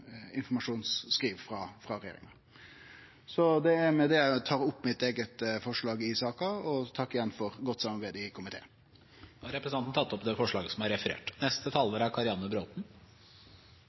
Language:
Norwegian Nynorsk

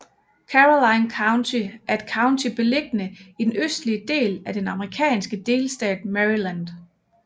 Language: Danish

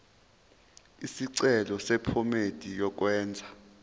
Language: Zulu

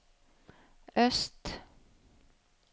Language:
Norwegian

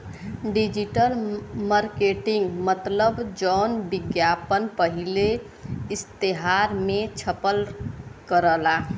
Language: Bhojpuri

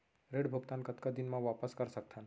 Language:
Chhattisgarhi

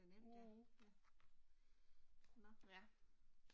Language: Danish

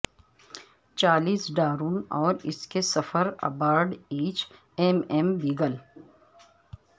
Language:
Urdu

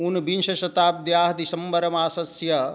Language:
Sanskrit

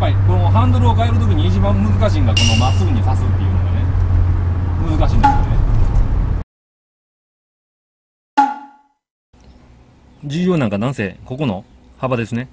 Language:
Japanese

